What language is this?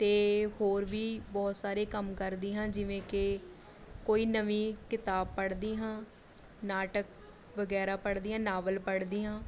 Punjabi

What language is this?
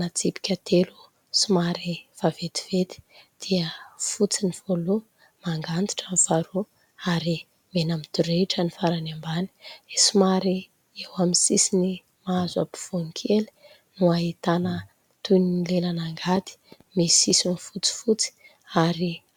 Malagasy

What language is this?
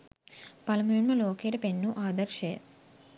Sinhala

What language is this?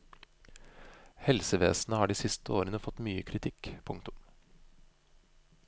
Norwegian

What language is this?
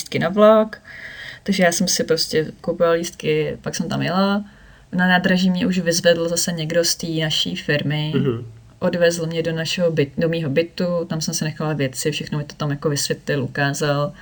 Czech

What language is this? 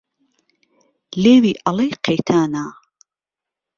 Central Kurdish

